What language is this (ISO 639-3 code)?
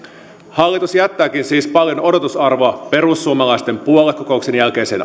fin